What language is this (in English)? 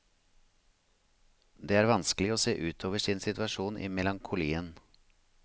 Norwegian